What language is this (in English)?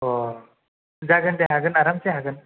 Bodo